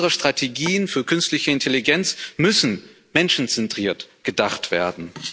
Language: German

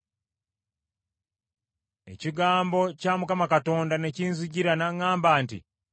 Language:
Ganda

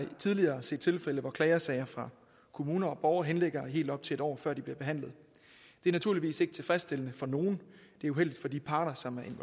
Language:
Danish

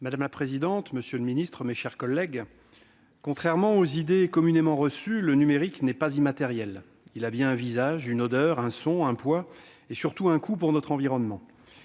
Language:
French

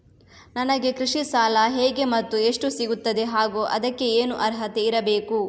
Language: Kannada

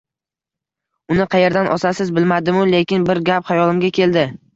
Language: Uzbek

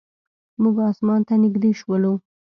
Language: Pashto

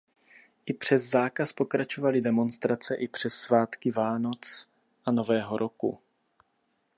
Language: Czech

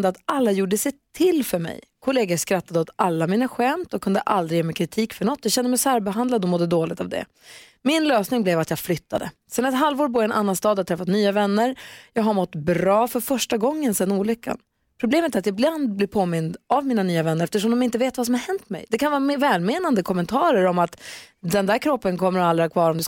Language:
Swedish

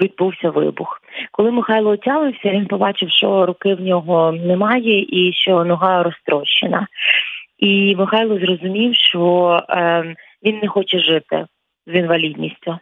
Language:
Ukrainian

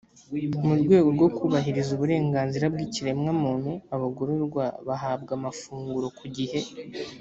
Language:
Kinyarwanda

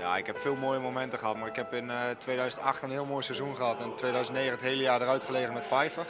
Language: Dutch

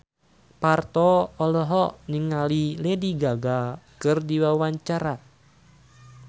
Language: Sundanese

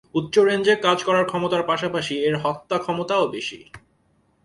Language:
Bangla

